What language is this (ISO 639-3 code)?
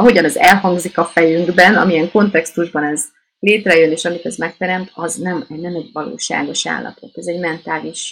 hun